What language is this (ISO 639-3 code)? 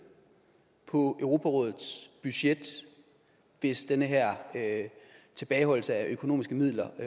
dan